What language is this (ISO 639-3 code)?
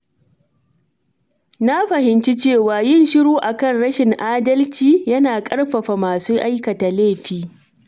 hau